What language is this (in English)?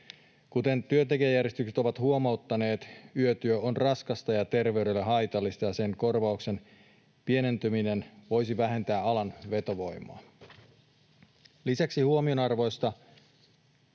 Finnish